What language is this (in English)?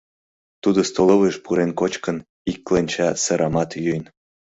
Mari